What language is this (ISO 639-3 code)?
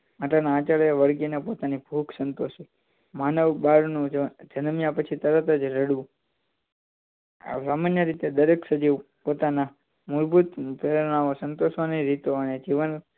guj